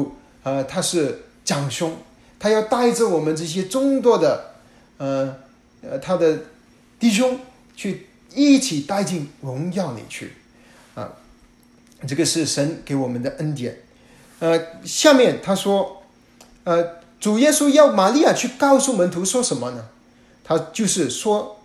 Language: Chinese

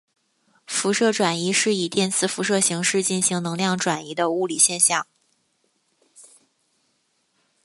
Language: Chinese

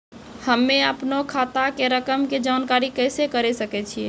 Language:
Maithili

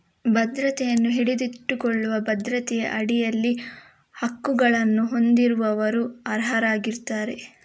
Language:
Kannada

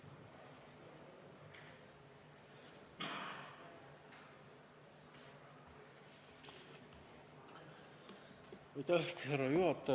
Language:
Estonian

